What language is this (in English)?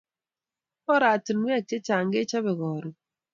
Kalenjin